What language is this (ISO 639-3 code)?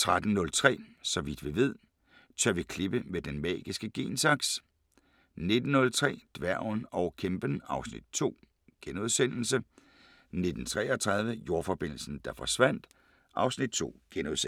dan